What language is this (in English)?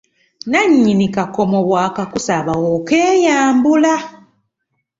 Ganda